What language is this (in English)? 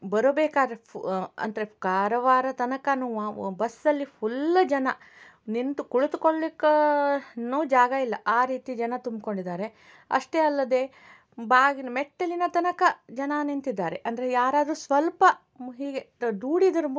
Kannada